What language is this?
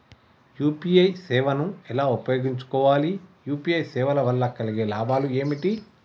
Telugu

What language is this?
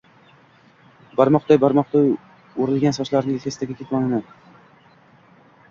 Uzbek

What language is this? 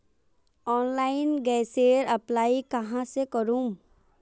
Magahi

